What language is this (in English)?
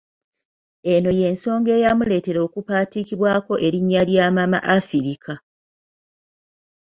Ganda